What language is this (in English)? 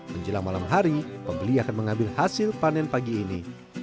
Indonesian